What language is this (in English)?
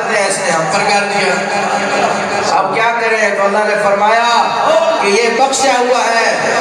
Arabic